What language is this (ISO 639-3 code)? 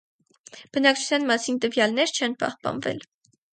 hye